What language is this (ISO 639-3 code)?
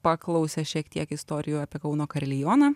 lit